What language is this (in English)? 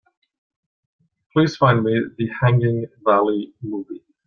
English